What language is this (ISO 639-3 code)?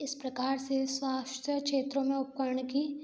hin